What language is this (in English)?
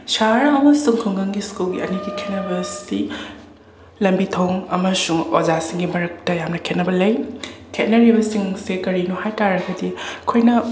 Manipuri